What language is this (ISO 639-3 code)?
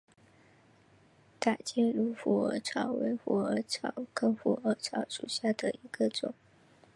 zho